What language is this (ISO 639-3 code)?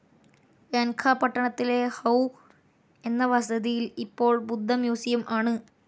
mal